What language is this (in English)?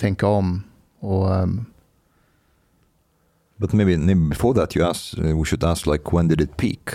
Swedish